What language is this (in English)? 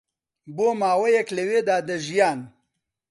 Central Kurdish